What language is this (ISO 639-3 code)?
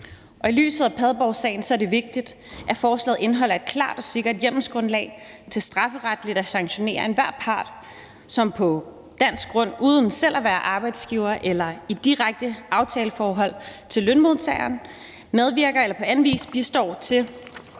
dan